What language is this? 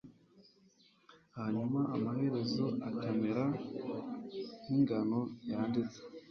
Kinyarwanda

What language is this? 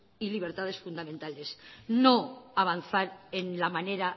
Spanish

